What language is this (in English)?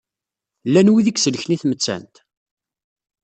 Kabyle